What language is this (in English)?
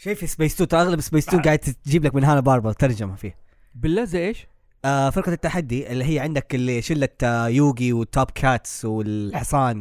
Arabic